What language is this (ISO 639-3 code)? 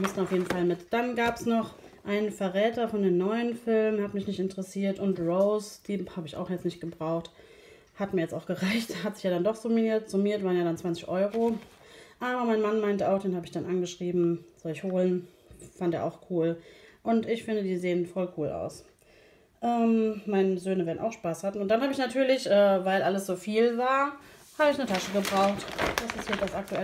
deu